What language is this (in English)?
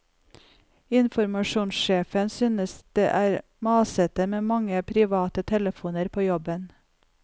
Norwegian